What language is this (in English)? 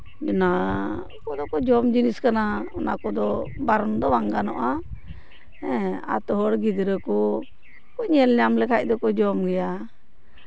Santali